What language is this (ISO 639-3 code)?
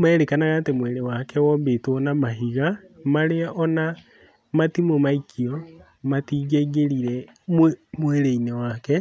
kik